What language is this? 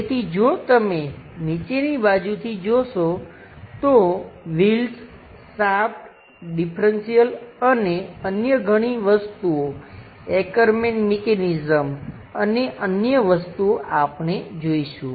Gujarati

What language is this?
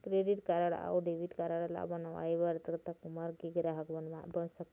Chhattisgarhi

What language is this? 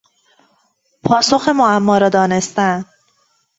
Persian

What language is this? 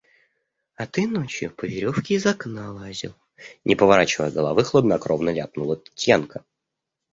Russian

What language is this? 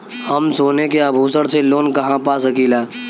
Bhojpuri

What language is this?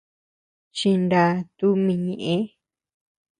Tepeuxila Cuicatec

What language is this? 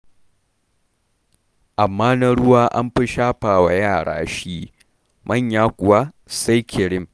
Hausa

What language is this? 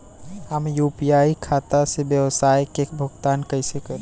Bhojpuri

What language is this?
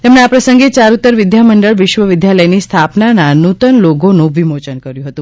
Gujarati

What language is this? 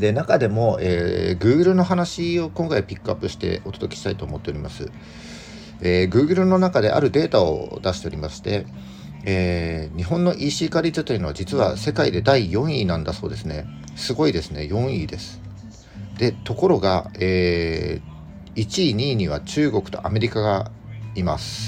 Japanese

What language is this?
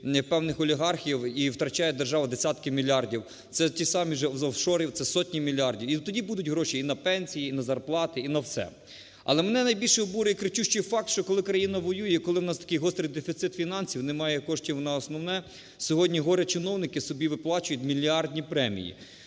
Ukrainian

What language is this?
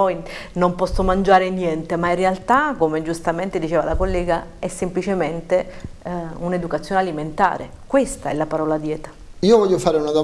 Italian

